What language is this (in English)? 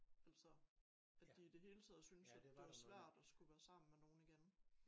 Danish